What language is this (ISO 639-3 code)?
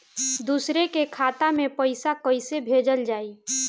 bho